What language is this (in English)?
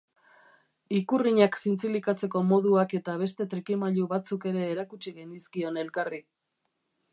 Basque